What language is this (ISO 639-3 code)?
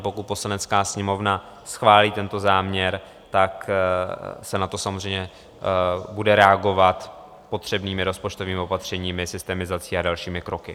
ces